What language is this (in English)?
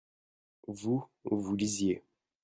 French